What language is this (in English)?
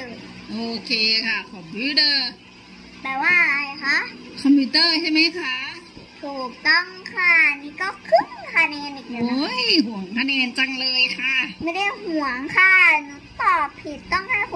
Thai